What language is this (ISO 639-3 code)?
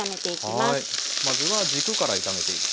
jpn